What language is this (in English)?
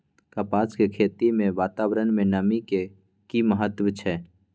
Maithili